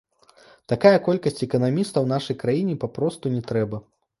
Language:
Belarusian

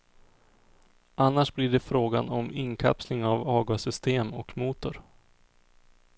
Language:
Swedish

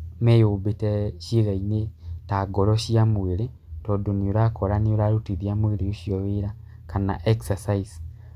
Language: Kikuyu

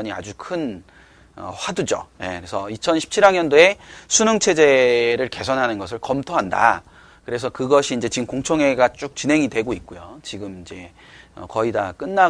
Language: Korean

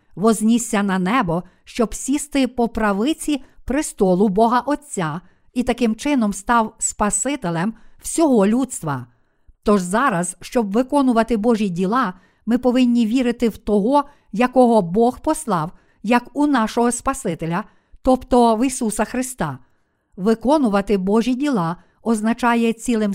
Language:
Ukrainian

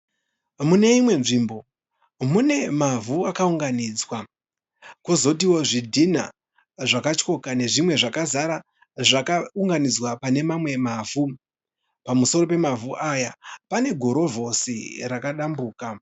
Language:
Shona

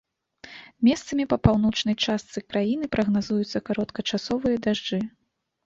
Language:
Belarusian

